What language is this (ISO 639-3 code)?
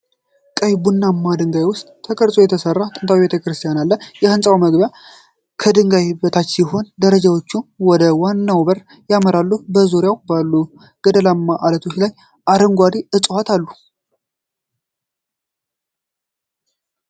amh